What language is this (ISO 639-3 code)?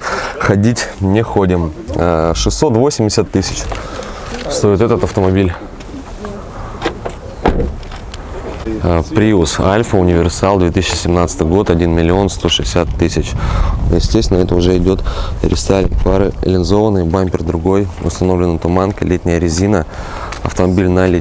rus